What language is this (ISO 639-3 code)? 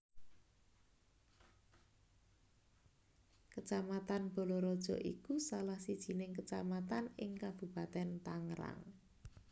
jav